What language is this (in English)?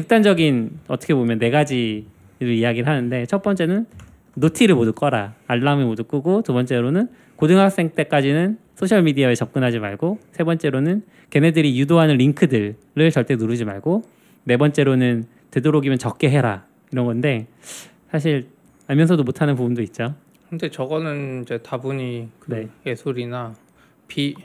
Korean